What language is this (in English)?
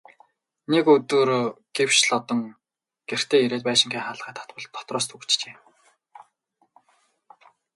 Mongolian